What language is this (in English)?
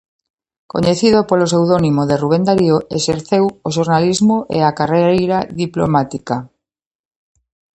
Galician